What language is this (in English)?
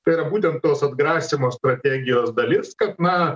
Lithuanian